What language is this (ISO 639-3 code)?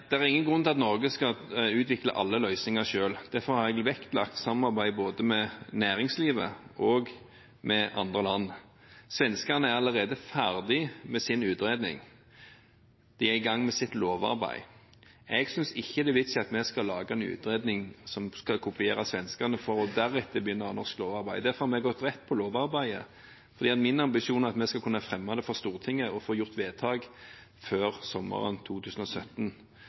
nob